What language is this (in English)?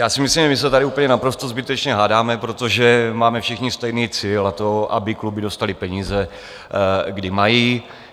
Czech